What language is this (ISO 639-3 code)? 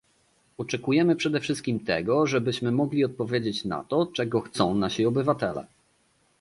pol